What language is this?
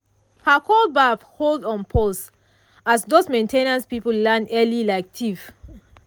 Nigerian Pidgin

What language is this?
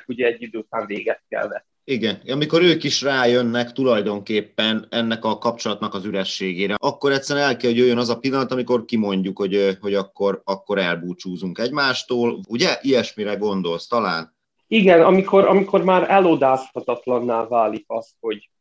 Hungarian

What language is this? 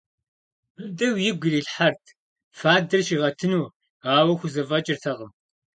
Kabardian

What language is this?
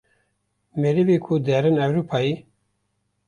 Kurdish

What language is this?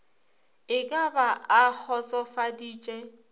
Northern Sotho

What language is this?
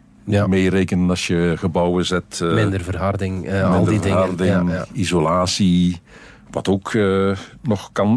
Dutch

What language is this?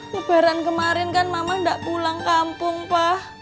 Indonesian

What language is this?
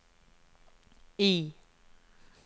Norwegian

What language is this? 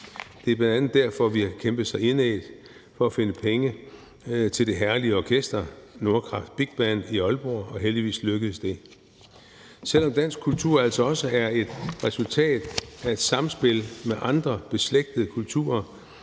Danish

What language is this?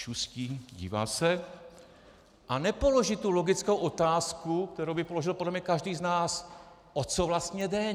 Czech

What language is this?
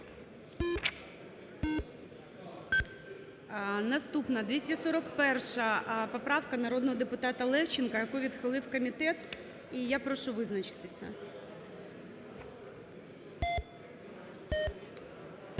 Ukrainian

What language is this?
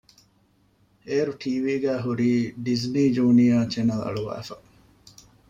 Divehi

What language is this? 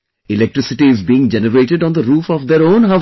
English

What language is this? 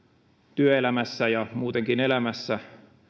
Finnish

